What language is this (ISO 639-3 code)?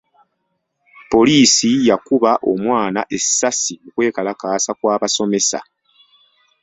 lug